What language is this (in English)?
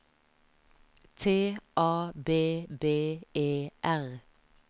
Norwegian